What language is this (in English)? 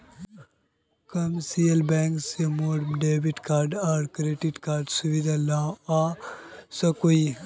Magahi